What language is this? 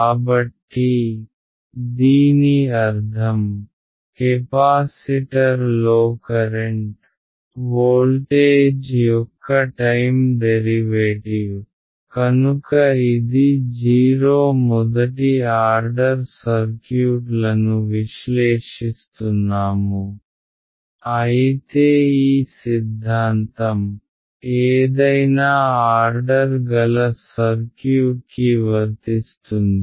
Telugu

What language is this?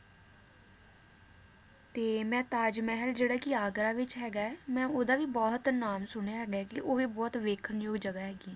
Punjabi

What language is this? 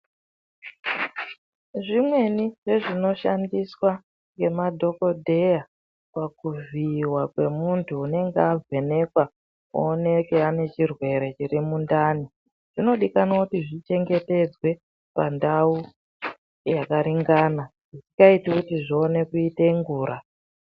Ndau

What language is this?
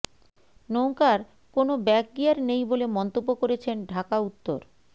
Bangla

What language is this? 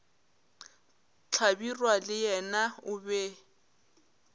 Northern Sotho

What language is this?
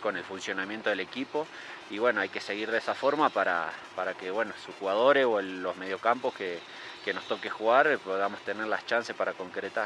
Spanish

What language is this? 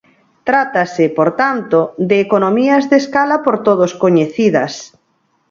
Galician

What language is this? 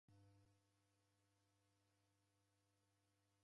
Taita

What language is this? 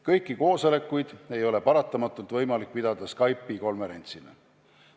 Estonian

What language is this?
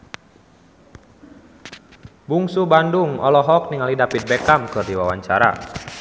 Sundanese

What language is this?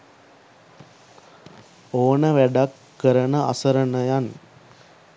Sinhala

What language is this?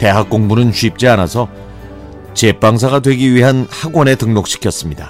Korean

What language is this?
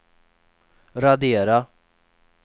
Swedish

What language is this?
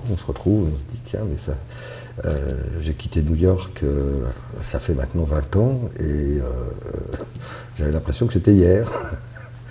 French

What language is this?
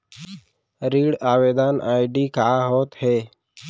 Chhattisgarhi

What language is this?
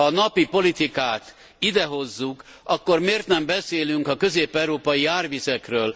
Hungarian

